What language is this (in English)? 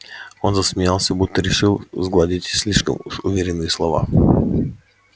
Russian